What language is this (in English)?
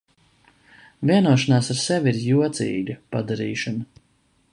Latvian